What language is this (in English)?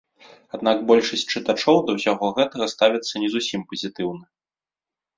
Belarusian